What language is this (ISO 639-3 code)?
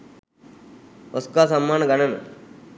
sin